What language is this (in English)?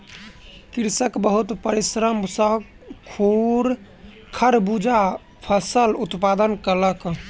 Maithili